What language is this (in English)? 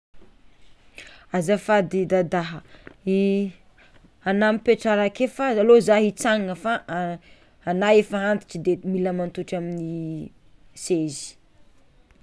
Tsimihety Malagasy